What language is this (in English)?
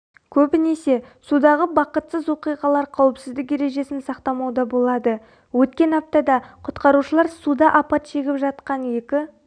Kazakh